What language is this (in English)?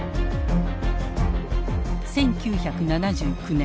Japanese